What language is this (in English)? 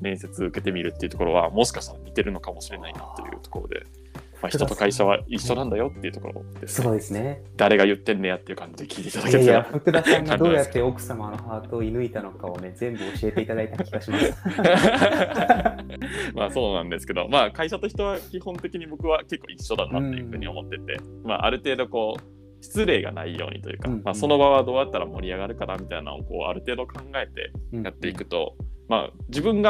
Japanese